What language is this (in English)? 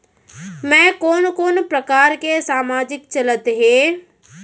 Chhattisgarhi